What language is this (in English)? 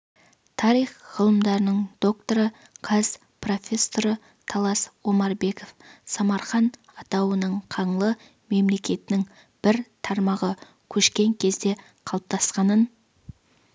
Kazakh